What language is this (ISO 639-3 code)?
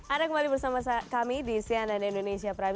ind